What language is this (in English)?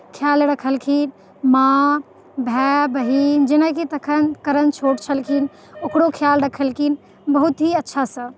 Maithili